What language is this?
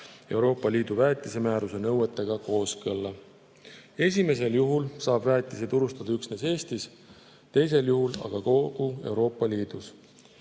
Estonian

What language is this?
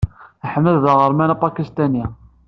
Kabyle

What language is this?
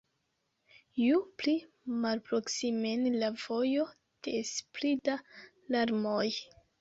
Esperanto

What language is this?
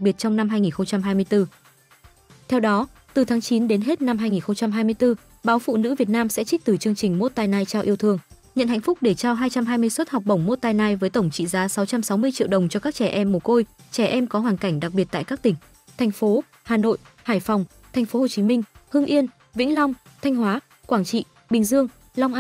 Vietnamese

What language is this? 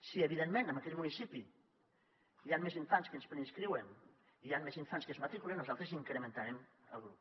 Catalan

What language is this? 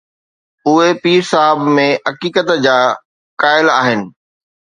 Sindhi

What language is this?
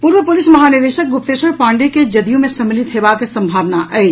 Maithili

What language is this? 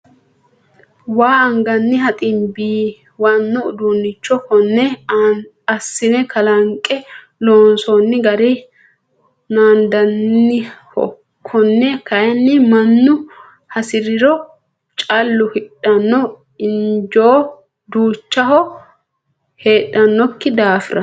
Sidamo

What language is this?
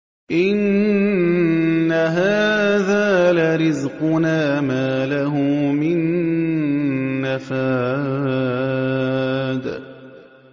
Arabic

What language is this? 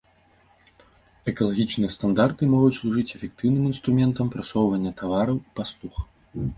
Belarusian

